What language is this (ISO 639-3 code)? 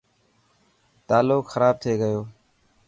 mki